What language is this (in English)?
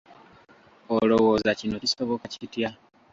Ganda